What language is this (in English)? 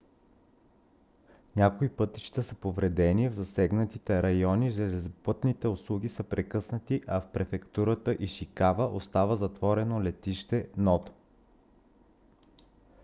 Bulgarian